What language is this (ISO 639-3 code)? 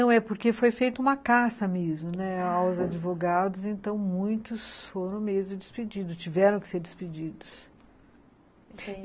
por